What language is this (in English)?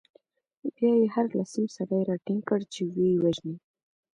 Pashto